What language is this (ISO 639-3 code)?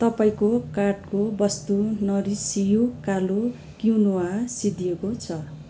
nep